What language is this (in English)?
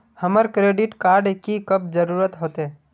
Magahi